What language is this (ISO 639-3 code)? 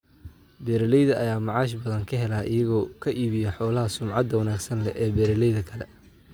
som